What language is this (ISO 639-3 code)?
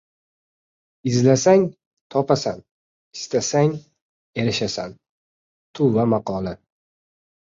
uzb